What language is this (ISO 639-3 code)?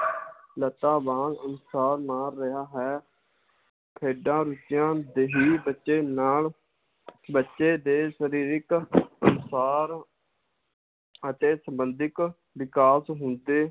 pan